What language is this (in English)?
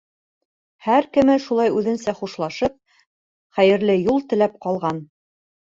Bashkir